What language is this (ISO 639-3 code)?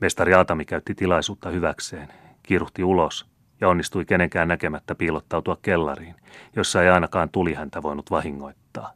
fin